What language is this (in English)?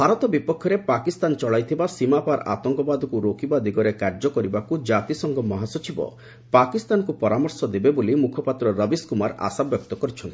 Odia